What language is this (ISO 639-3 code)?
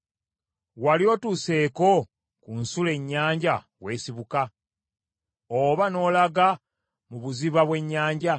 lug